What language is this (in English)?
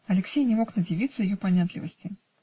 Russian